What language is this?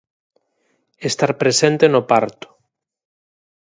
Galician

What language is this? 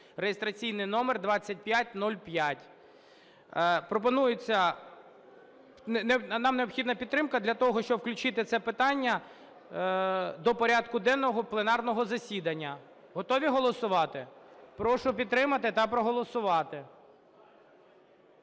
Ukrainian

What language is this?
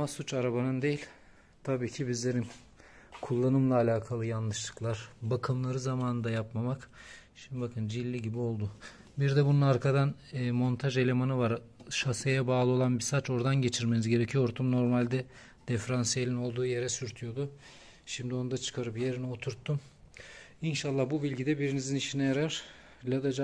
Turkish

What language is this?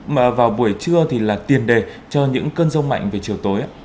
Vietnamese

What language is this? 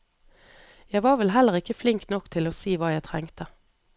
Norwegian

